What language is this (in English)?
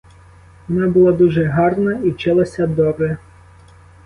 Ukrainian